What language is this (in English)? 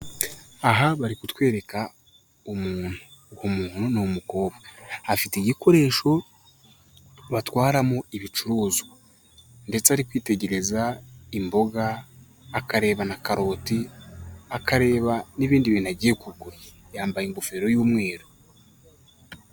Kinyarwanda